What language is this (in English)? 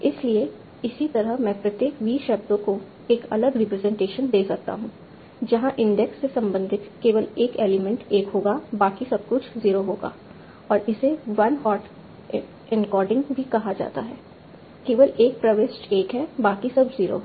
Hindi